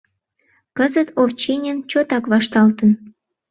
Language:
Mari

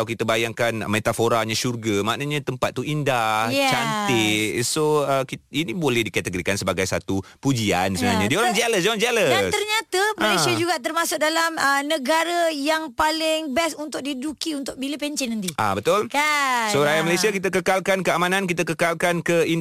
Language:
Malay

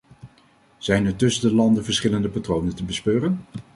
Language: Dutch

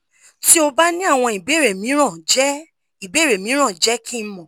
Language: Yoruba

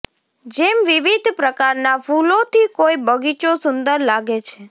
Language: Gujarati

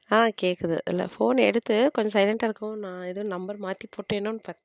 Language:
Tamil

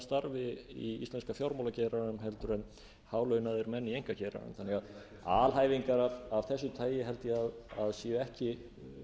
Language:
Icelandic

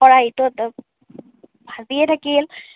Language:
Assamese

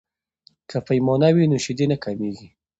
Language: Pashto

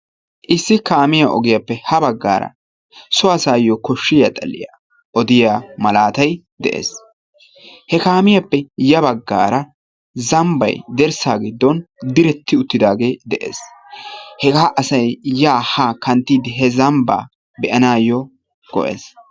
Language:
Wolaytta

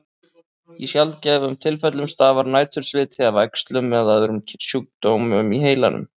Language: Icelandic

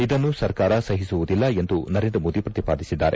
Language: Kannada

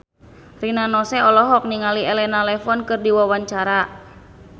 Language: Sundanese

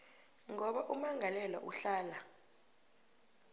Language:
South Ndebele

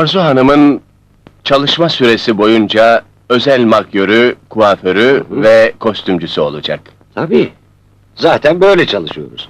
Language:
Turkish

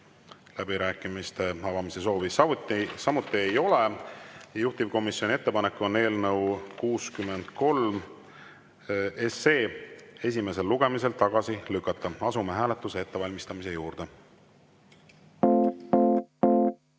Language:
Estonian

